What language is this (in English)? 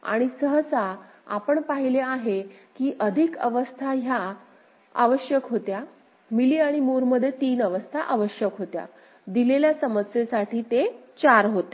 Marathi